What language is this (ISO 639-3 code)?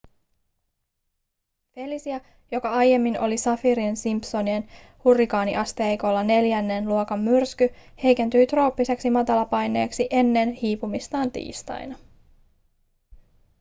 fin